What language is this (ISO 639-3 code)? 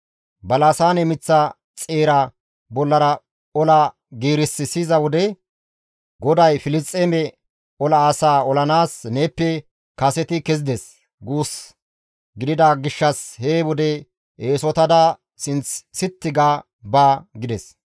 gmv